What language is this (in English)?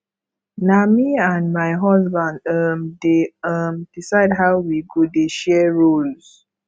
Nigerian Pidgin